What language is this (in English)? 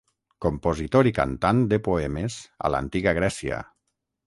Catalan